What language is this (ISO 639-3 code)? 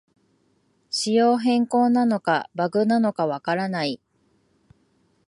jpn